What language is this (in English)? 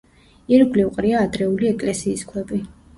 Georgian